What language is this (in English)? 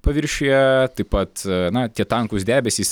Lithuanian